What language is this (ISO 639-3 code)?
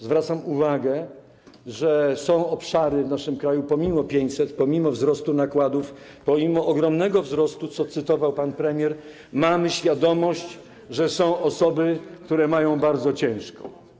pol